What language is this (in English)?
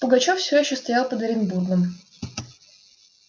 Russian